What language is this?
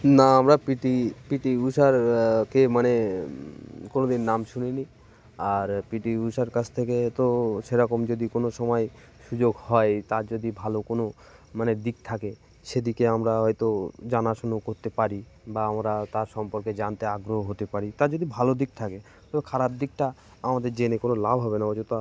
Bangla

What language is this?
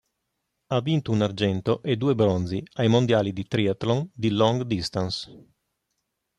Italian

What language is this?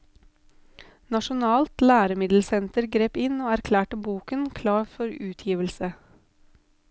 Norwegian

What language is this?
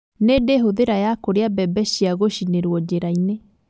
Kikuyu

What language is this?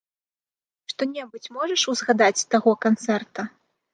Belarusian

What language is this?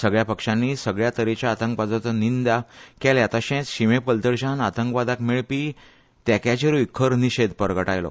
Konkani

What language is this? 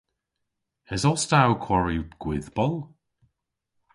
Cornish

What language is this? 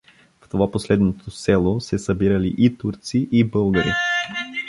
Bulgarian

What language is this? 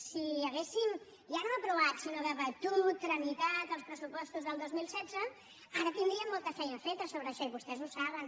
Catalan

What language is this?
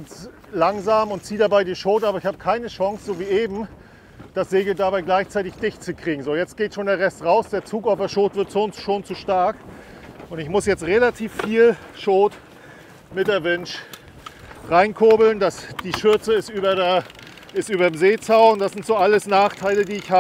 German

